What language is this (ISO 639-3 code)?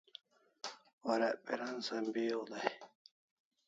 kls